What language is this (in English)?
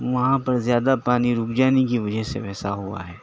Urdu